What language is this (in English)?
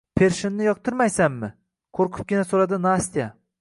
Uzbek